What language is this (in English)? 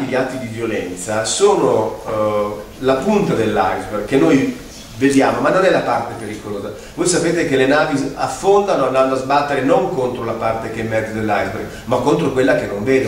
Italian